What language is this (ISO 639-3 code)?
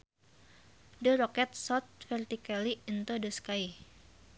sun